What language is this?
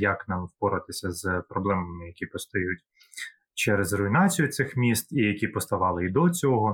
Ukrainian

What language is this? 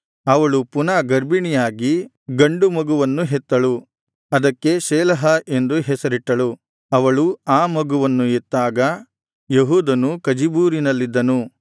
Kannada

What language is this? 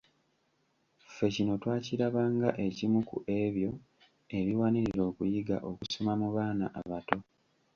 Ganda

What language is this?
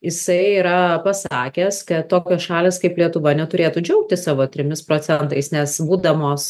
Lithuanian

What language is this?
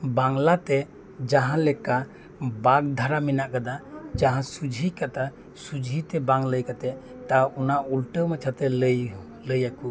Santali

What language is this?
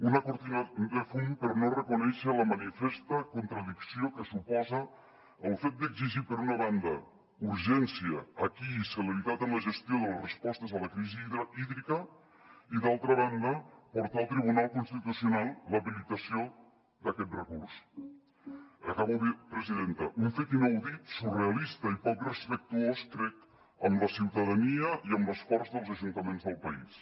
Catalan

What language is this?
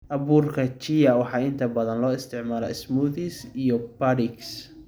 Somali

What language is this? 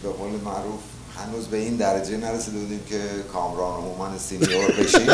Persian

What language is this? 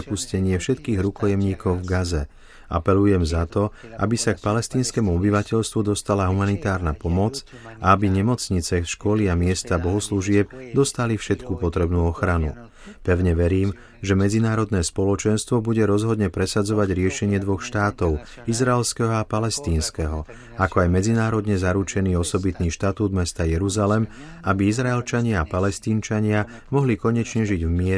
Slovak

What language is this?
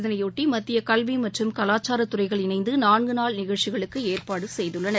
Tamil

